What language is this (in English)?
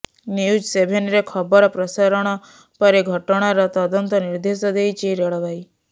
Odia